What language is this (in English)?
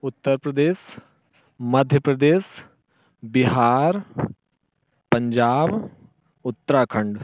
Hindi